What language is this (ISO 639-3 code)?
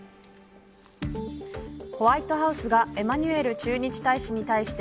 jpn